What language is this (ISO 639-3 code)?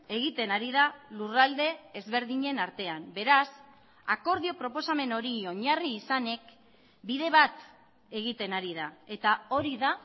eus